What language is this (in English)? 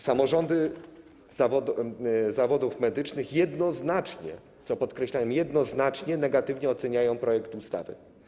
Polish